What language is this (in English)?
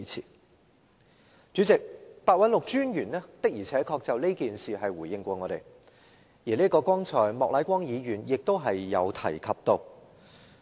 Cantonese